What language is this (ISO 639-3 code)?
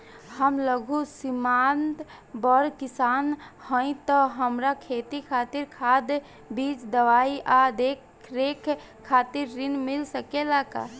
bho